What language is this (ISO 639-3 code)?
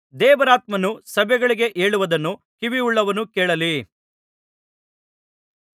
kan